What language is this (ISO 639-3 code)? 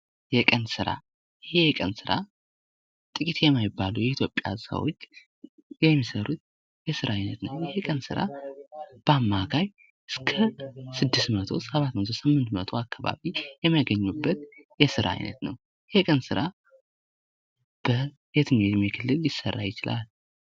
amh